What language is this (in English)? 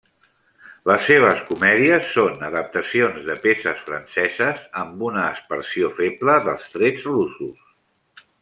Catalan